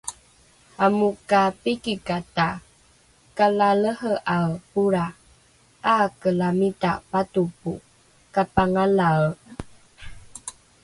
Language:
Rukai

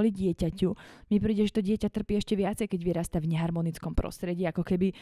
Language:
Slovak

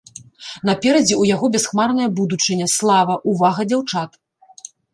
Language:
Belarusian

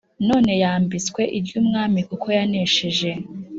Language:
Kinyarwanda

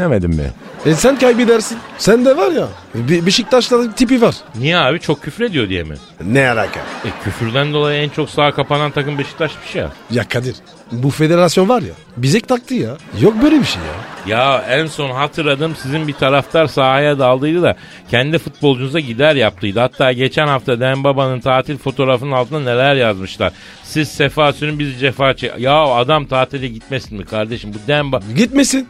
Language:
Turkish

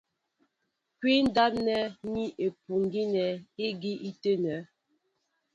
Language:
Mbo (Cameroon)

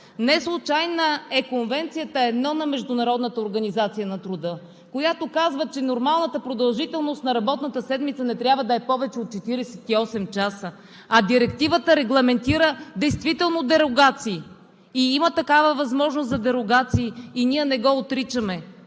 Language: Bulgarian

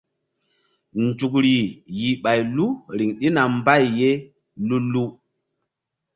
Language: Mbum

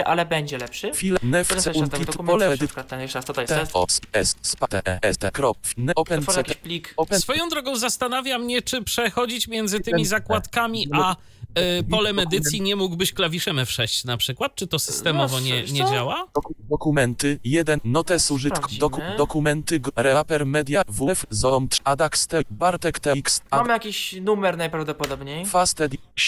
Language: Polish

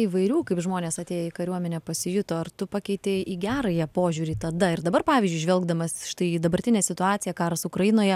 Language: Lithuanian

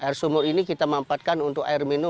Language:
Indonesian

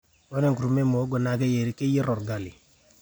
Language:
Masai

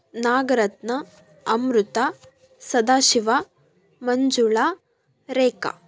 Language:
Kannada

